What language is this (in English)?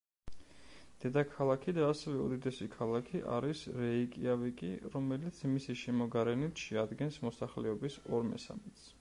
Georgian